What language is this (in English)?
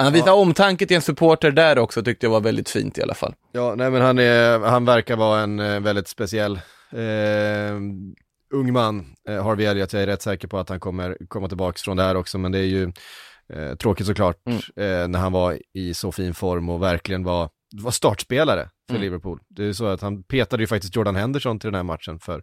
Swedish